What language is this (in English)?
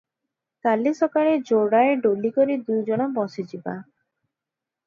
Odia